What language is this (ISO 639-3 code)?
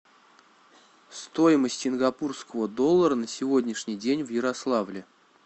rus